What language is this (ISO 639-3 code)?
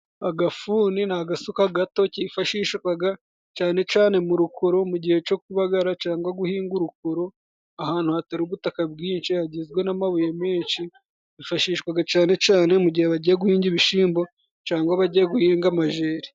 kin